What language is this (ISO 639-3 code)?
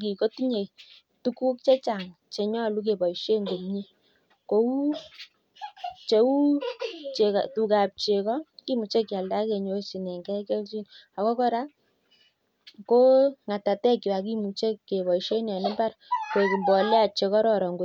kln